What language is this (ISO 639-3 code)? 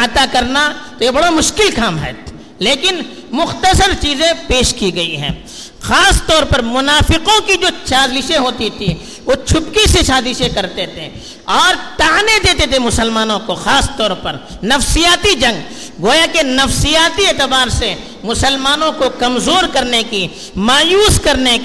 urd